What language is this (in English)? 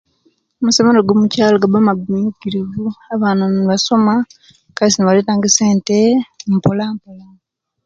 Kenyi